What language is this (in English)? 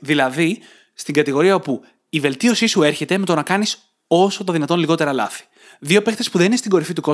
Greek